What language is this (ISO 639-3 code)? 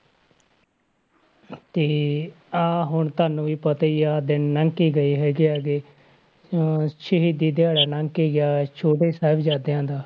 pan